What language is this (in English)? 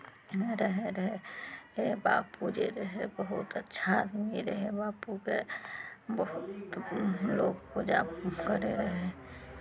Maithili